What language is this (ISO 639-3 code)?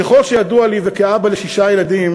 heb